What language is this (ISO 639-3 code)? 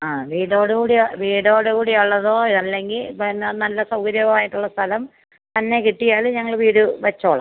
mal